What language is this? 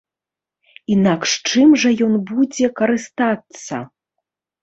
Belarusian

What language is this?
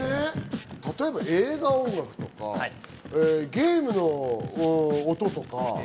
Japanese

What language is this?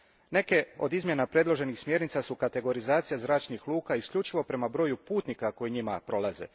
Croatian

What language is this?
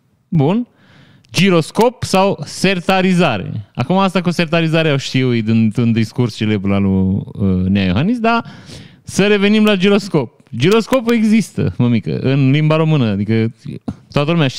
Romanian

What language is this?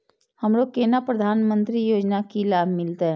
Maithili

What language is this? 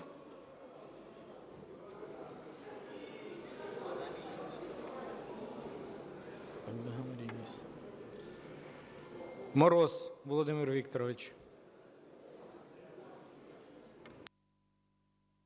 Ukrainian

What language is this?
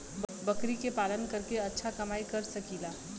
Bhojpuri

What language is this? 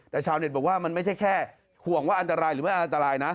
Thai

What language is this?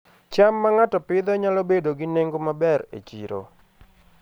Luo (Kenya and Tanzania)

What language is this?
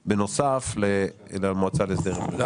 Hebrew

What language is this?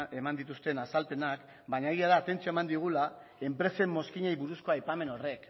Basque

